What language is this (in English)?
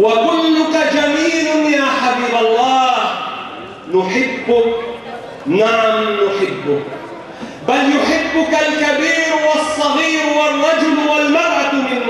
Arabic